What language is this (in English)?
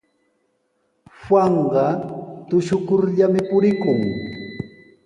Sihuas Ancash Quechua